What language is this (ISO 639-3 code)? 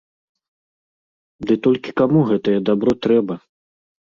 bel